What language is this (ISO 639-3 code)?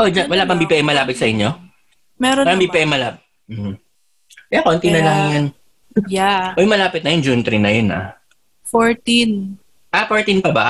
fil